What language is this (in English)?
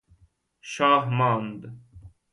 Persian